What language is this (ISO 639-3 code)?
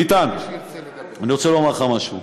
heb